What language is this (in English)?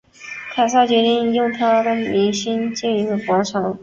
Chinese